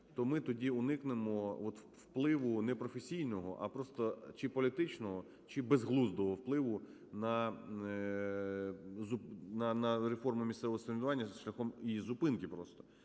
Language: Ukrainian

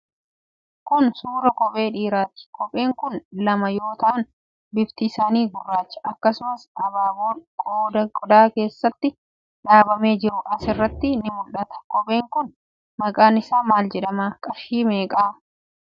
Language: Oromo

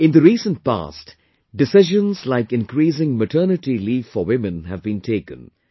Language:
English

